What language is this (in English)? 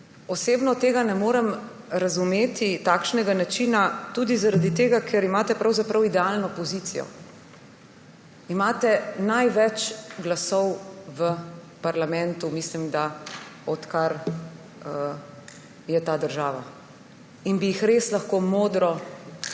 Slovenian